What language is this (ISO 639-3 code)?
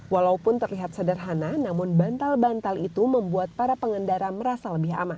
ind